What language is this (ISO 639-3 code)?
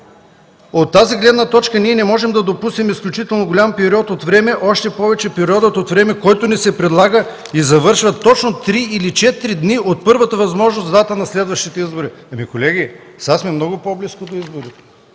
bul